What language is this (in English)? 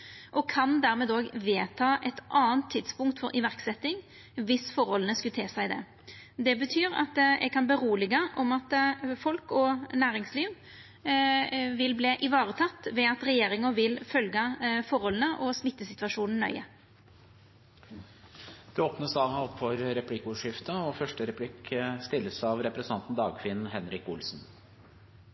Norwegian